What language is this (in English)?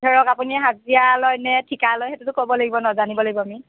Assamese